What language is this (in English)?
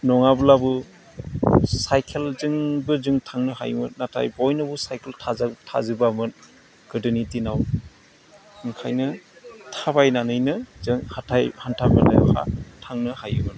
Bodo